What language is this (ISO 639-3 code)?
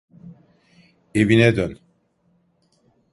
tur